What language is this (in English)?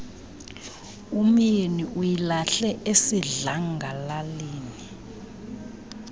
Xhosa